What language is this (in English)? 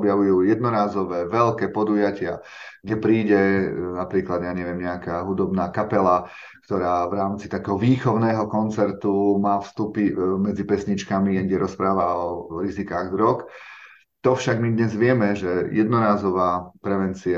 Slovak